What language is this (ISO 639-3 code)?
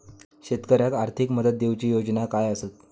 mar